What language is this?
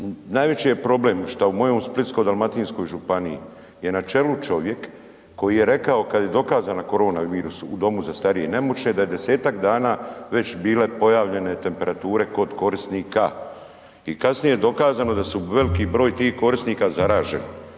Croatian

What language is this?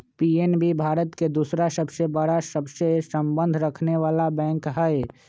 Magahi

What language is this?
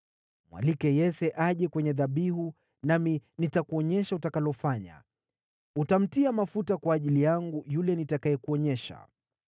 Swahili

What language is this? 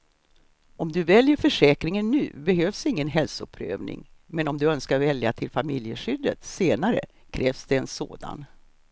Swedish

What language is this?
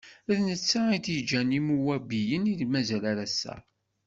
Kabyle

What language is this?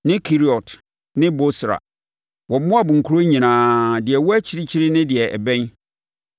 Akan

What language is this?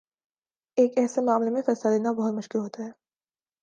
Urdu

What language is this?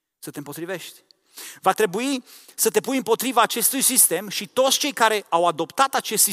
Romanian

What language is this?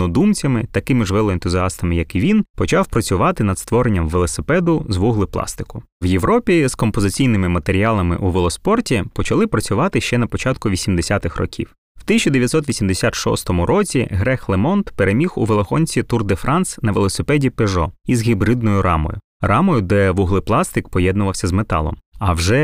Ukrainian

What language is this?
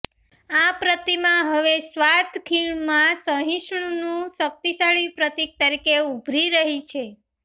Gujarati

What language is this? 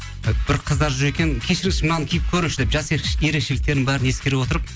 Kazakh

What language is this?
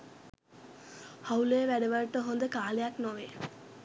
Sinhala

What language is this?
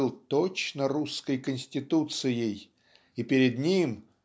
Russian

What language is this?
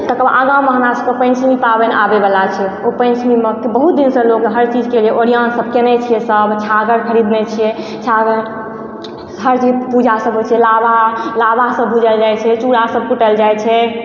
Maithili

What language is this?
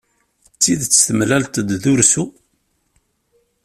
Kabyle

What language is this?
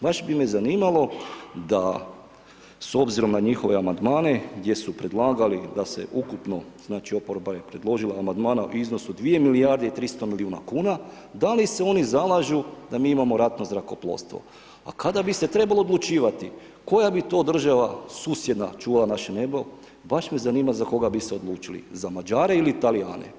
Croatian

